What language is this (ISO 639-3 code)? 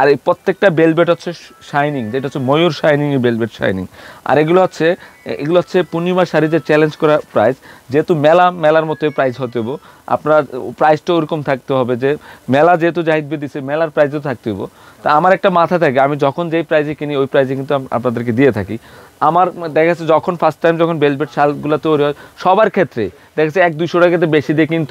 tur